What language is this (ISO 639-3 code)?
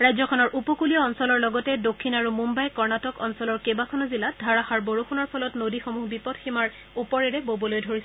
asm